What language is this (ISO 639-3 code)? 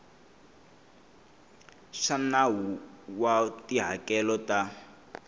tso